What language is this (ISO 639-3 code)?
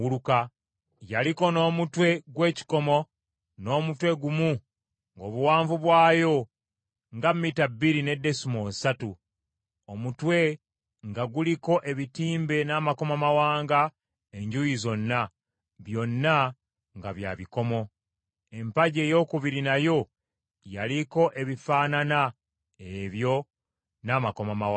lug